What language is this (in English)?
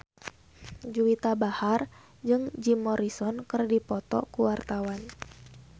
Sundanese